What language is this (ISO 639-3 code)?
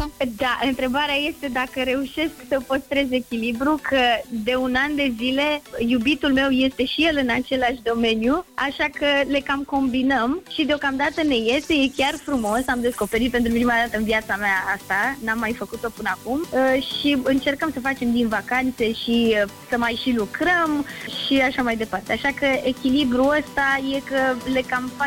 ron